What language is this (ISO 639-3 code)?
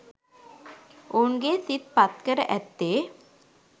sin